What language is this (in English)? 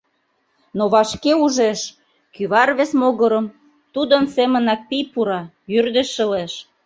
Mari